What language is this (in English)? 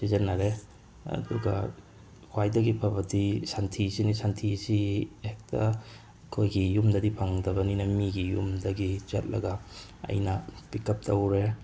Manipuri